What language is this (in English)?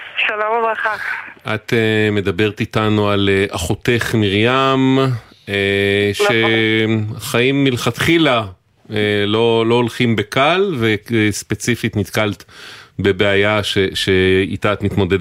Hebrew